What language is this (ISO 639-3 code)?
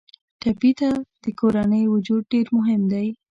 pus